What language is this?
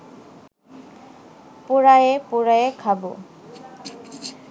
Bangla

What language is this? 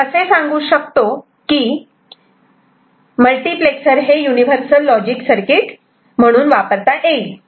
Marathi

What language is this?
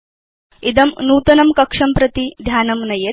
Sanskrit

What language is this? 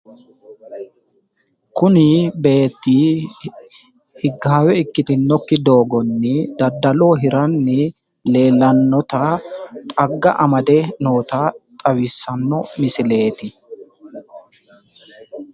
Sidamo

